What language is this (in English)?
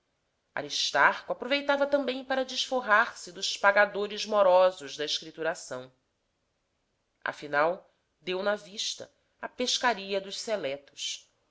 Portuguese